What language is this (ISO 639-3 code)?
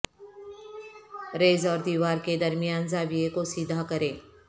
urd